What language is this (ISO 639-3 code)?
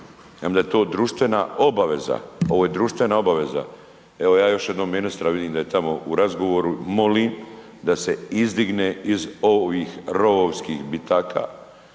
hrv